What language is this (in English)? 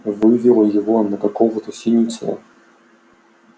Russian